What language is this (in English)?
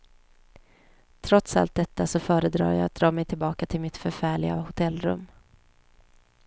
Swedish